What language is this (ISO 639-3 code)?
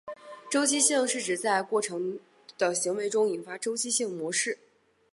zho